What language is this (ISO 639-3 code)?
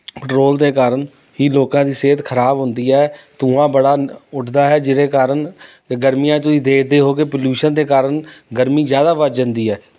pan